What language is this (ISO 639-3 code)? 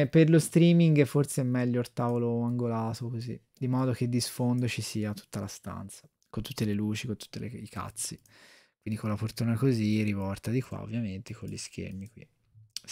ita